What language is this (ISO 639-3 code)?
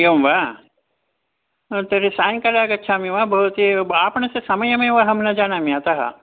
san